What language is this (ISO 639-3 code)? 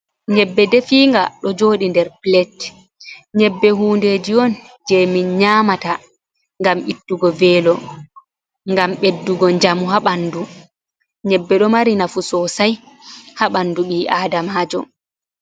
ful